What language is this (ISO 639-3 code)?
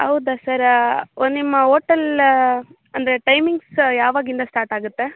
kan